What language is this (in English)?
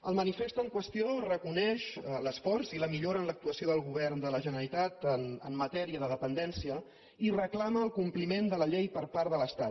Catalan